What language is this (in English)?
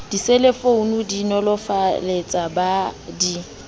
Southern Sotho